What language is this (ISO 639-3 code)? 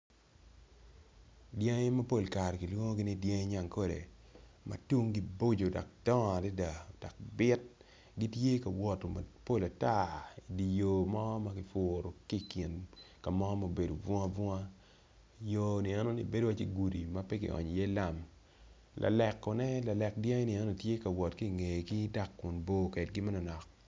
ach